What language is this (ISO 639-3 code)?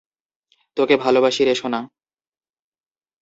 ben